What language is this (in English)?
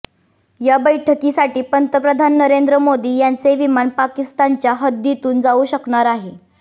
Marathi